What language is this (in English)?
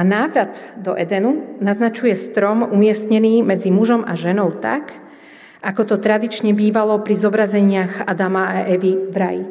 Slovak